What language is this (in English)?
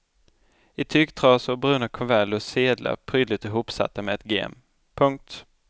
Swedish